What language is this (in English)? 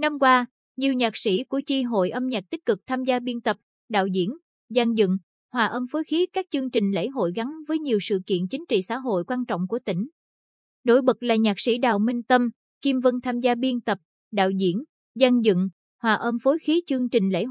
Vietnamese